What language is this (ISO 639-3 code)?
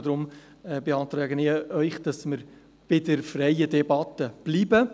gsw